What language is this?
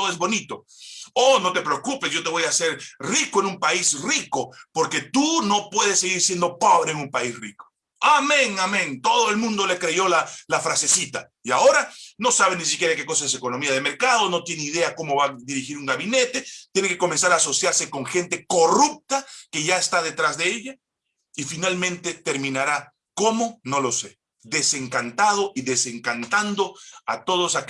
Spanish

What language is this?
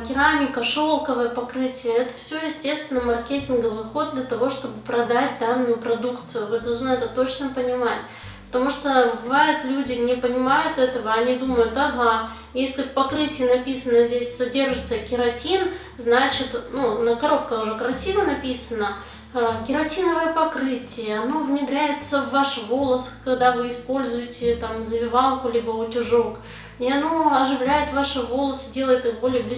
Russian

